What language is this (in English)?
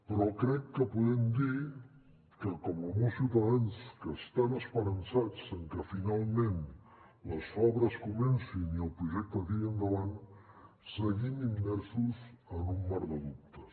Catalan